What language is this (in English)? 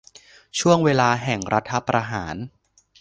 Thai